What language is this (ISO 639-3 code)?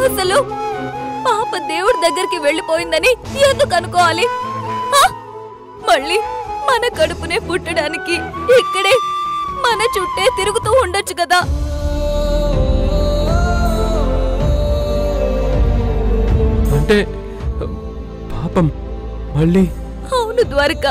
tel